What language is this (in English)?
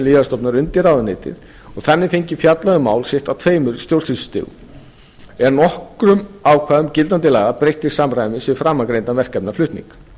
Icelandic